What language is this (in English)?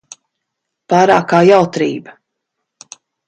Latvian